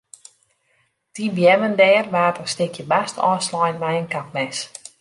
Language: Western Frisian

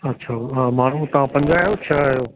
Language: Sindhi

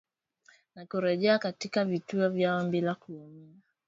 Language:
Swahili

